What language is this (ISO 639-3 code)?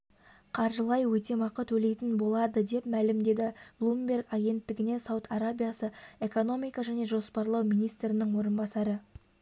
kaz